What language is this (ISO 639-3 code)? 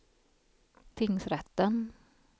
swe